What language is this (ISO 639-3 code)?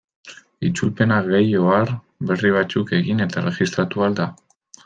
eus